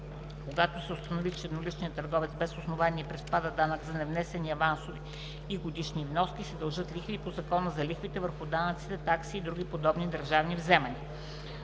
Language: Bulgarian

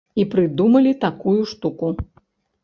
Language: Belarusian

